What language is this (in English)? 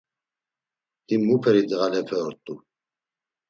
Laz